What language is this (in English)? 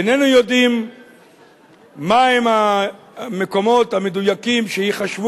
Hebrew